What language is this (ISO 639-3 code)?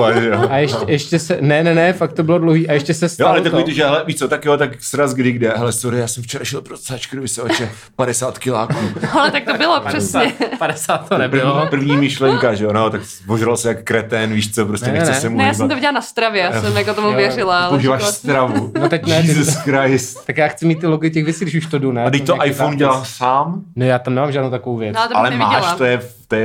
ces